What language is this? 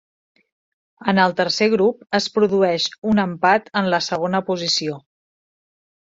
Catalan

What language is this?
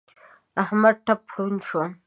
Pashto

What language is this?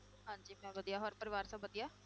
Punjabi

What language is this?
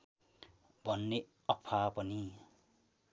Nepali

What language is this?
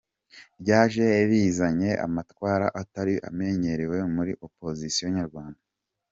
Kinyarwanda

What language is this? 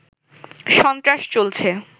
Bangla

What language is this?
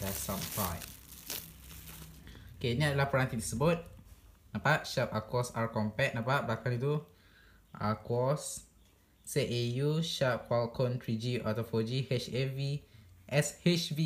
Malay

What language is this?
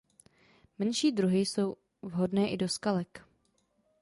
Czech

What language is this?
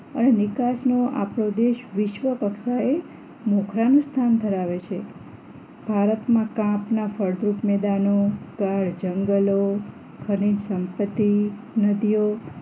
Gujarati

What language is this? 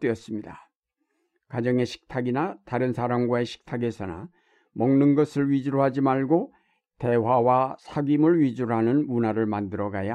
Korean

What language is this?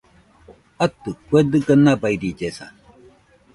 Nüpode Huitoto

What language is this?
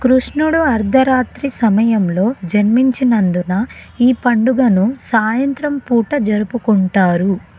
Telugu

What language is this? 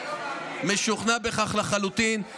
Hebrew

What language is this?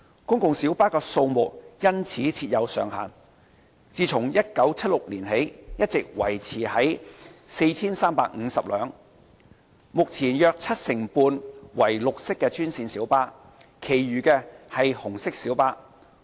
Cantonese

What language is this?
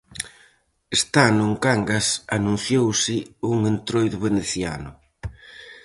Galician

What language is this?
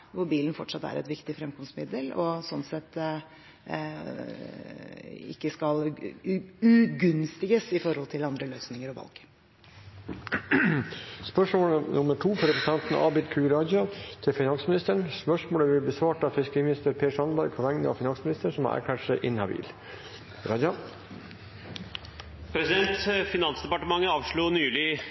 Norwegian Bokmål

